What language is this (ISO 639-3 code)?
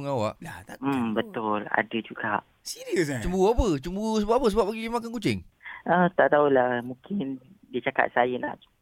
msa